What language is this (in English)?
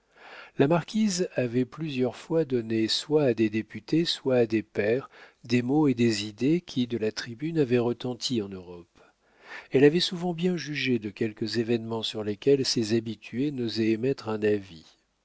French